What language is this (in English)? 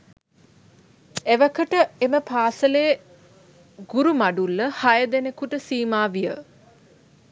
Sinhala